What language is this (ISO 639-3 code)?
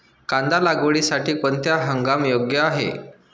mar